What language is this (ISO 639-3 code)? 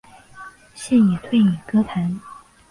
zho